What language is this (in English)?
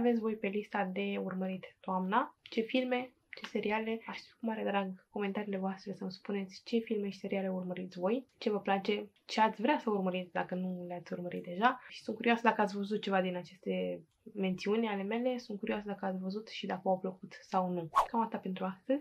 Romanian